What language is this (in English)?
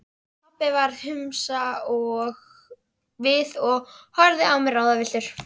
Icelandic